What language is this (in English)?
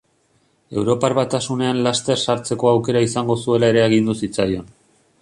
Basque